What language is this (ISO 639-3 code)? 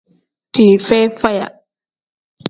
kdh